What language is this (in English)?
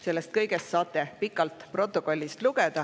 Estonian